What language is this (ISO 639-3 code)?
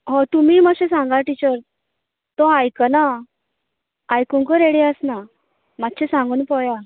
kok